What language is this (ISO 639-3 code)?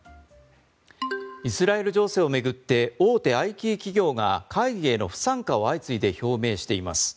jpn